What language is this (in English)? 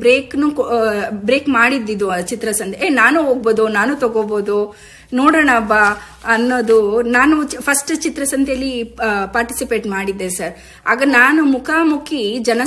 Kannada